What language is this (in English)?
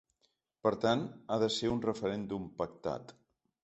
Catalan